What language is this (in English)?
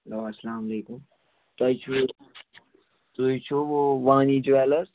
Kashmiri